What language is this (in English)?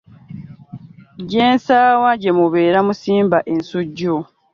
Ganda